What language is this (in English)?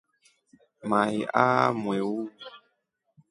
Rombo